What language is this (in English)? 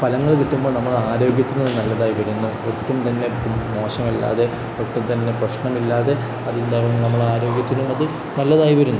Malayalam